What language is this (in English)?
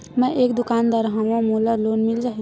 Chhattisgarhi